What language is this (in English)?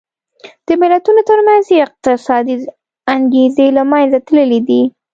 Pashto